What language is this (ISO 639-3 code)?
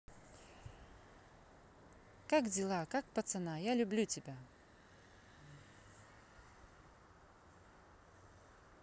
rus